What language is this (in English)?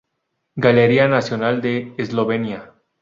Spanish